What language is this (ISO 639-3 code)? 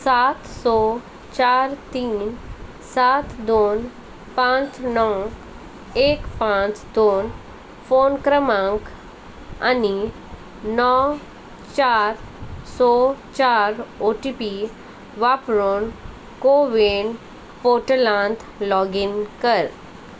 kok